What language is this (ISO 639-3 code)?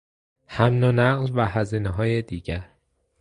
fas